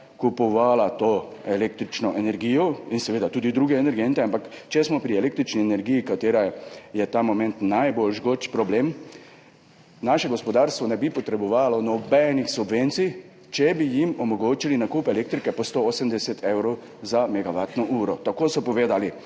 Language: Slovenian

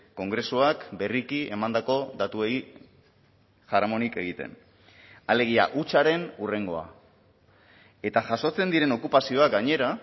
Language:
Basque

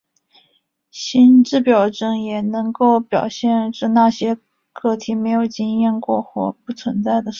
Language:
Chinese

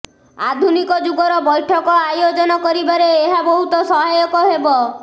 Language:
Odia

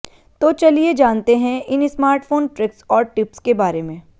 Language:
Hindi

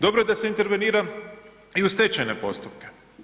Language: Croatian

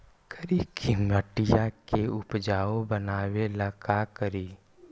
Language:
Magahi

